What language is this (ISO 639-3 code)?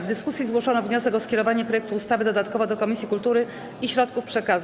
pol